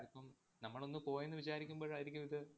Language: Malayalam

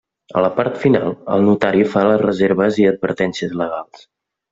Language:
Catalan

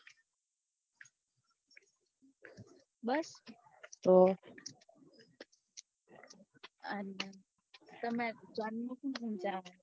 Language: Gujarati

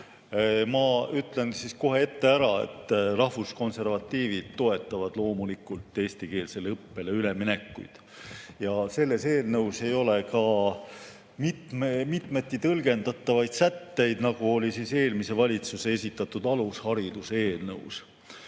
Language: Estonian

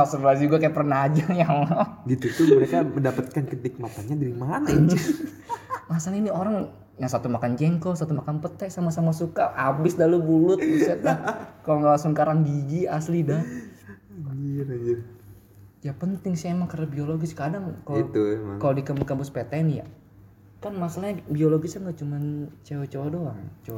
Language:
Indonesian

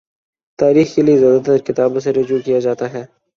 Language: Urdu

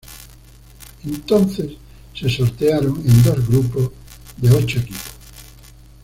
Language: Spanish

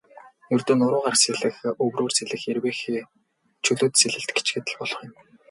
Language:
Mongolian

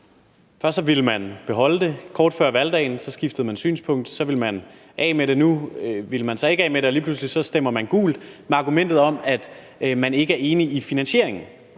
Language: Danish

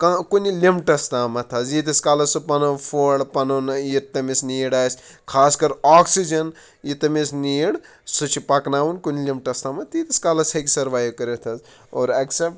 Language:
Kashmiri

